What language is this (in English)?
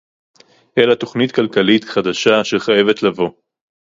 Hebrew